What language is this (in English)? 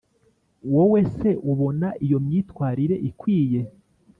Kinyarwanda